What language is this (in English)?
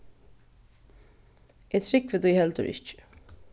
Faroese